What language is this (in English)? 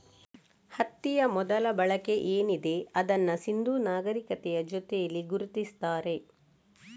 Kannada